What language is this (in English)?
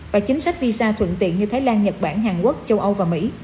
Vietnamese